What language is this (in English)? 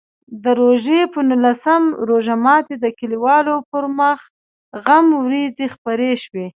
Pashto